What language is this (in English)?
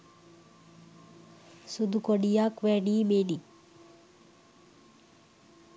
Sinhala